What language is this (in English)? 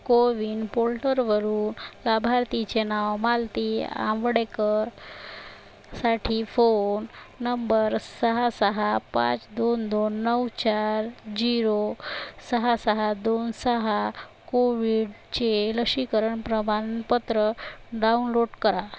Marathi